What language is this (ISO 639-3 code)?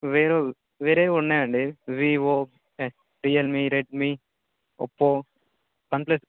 tel